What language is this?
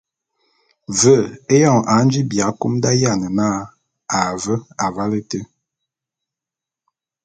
Bulu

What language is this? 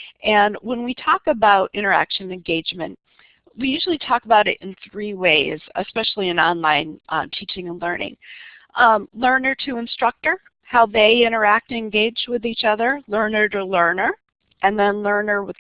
English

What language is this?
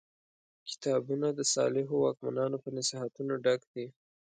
Pashto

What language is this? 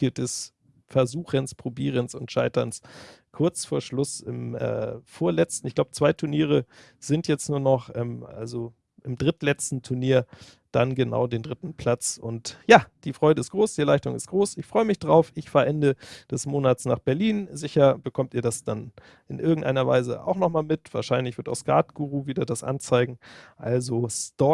German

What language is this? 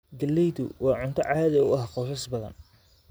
Somali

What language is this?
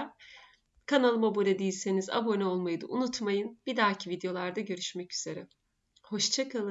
Turkish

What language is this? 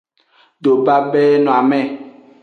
Aja (Benin)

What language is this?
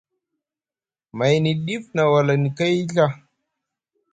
Musgu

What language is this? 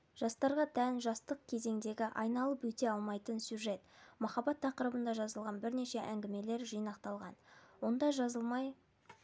Kazakh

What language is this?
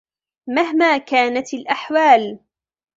Arabic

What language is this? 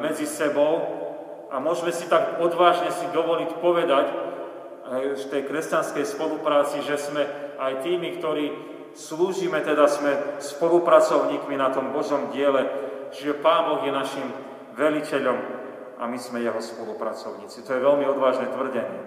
Slovak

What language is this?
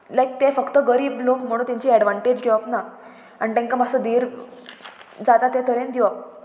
Konkani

